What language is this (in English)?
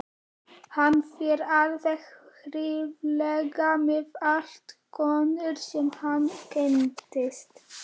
Icelandic